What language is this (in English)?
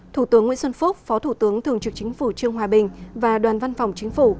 Vietnamese